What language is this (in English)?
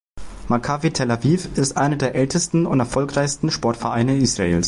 German